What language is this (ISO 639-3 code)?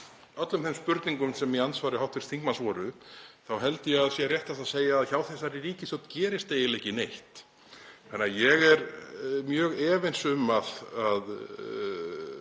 isl